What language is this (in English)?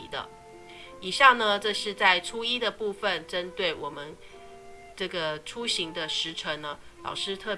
Chinese